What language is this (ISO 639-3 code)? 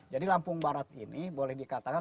ind